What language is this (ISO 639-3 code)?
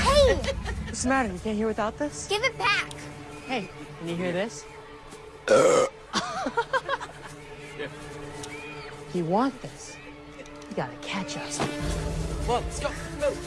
eng